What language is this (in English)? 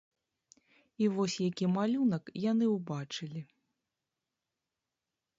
Belarusian